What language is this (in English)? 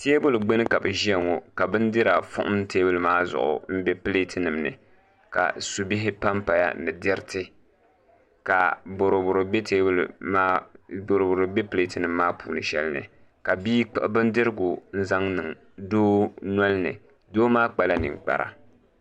Dagbani